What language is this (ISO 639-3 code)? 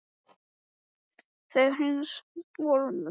isl